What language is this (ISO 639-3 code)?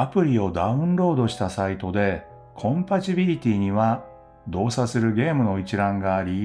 jpn